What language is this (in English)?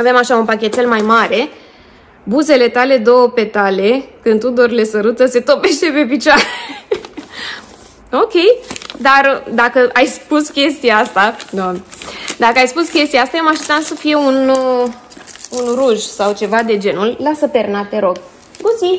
Romanian